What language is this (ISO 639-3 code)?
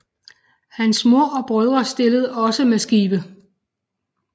dan